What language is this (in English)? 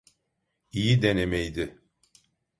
Turkish